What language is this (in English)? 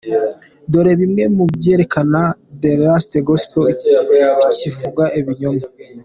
Kinyarwanda